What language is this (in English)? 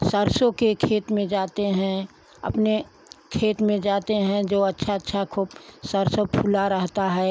Hindi